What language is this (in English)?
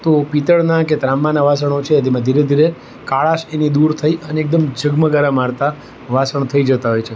Gujarati